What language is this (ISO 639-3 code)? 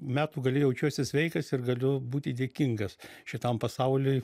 lit